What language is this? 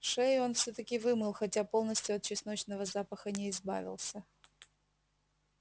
Russian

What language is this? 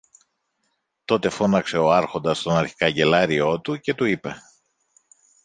Greek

